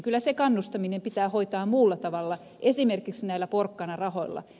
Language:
Finnish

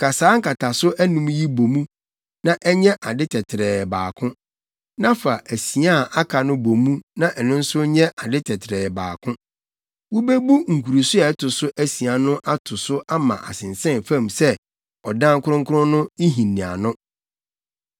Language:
Akan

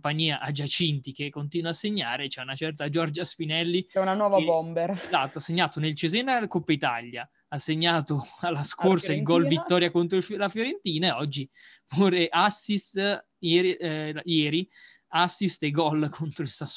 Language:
Italian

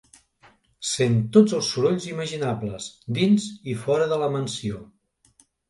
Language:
Catalan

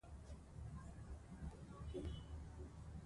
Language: Pashto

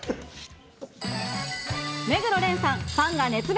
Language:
Japanese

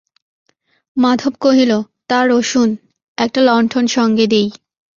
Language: Bangla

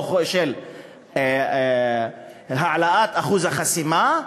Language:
Hebrew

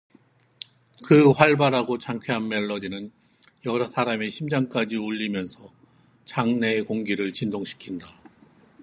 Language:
Korean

